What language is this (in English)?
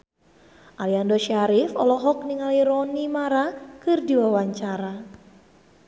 Sundanese